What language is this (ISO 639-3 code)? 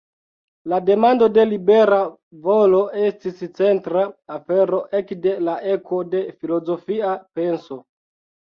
epo